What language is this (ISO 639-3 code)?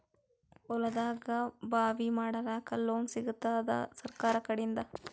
kan